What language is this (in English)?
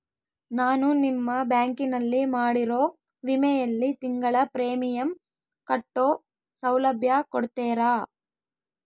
Kannada